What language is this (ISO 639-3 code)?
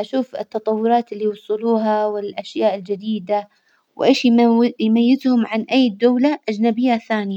acw